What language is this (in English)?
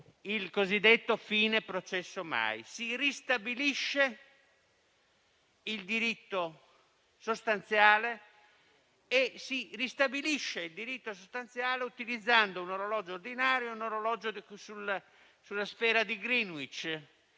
Italian